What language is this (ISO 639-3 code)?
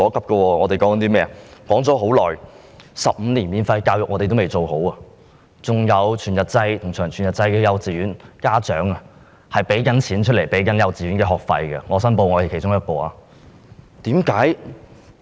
yue